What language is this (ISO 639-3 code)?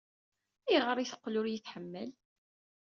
kab